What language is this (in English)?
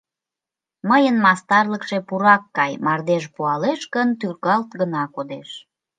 Mari